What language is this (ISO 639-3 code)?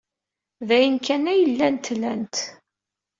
kab